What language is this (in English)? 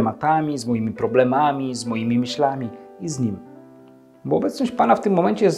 Polish